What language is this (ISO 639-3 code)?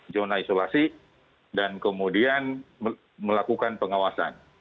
ind